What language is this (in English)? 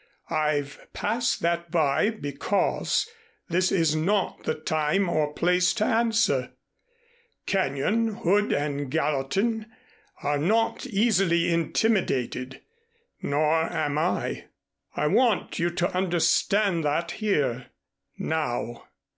English